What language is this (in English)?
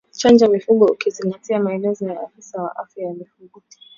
Swahili